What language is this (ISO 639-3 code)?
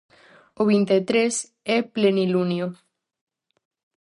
glg